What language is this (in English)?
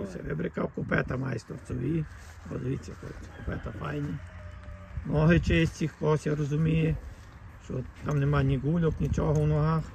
Ukrainian